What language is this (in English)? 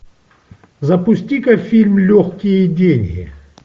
Russian